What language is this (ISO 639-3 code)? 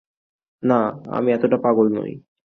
ben